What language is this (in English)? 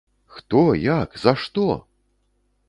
Belarusian